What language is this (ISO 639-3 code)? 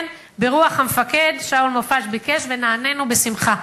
heb